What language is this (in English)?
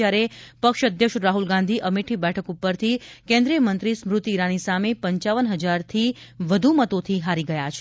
Gujarati